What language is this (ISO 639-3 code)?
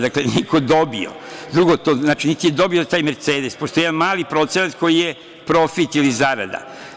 srp